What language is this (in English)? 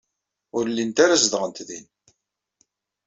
Kabyle